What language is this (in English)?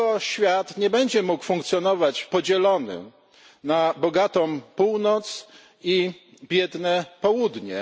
Polish